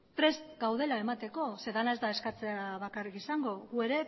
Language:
Basque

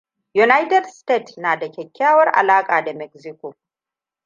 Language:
Hausa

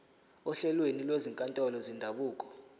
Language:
Zulu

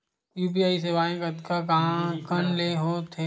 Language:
Chhattisgarhi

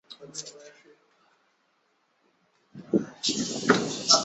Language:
Chinese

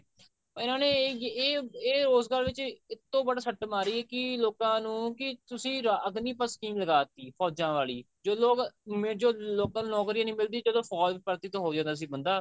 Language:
Punjabi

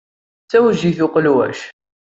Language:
Kabyle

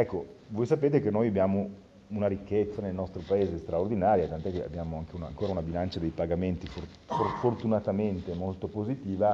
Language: Italian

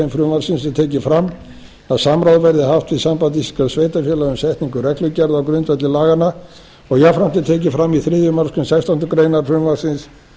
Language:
Icelandic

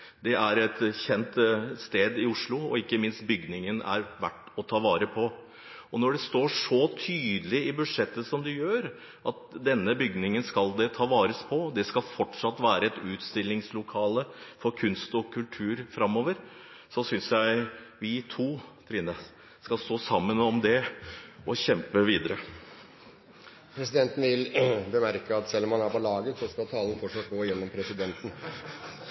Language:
Norwegian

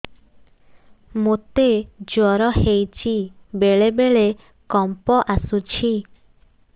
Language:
Odia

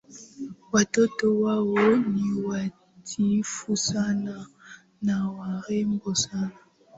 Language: Swahili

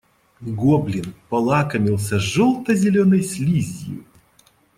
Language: Russian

